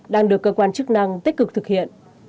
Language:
Vietnamese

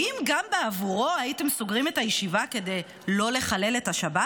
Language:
Hebrew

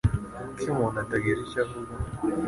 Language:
Kinyarwanda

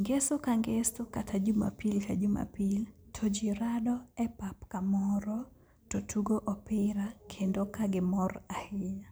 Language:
Luo (Kenya and Tanzania)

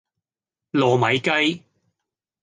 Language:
Cantonese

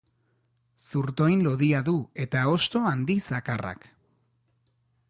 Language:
Basque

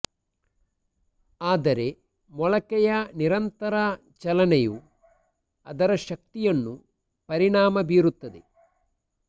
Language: Kannada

